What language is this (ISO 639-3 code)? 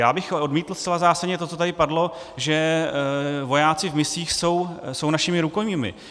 ces